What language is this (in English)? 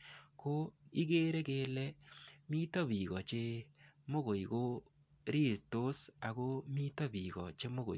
Kalenjin